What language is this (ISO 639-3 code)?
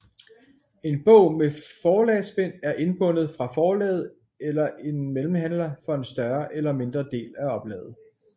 dan